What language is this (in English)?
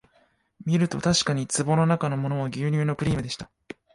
Japanese